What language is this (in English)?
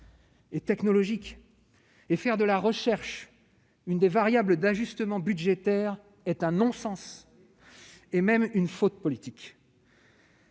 French